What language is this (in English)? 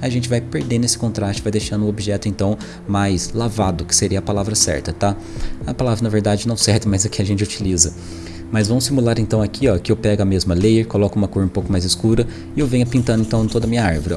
Portuguese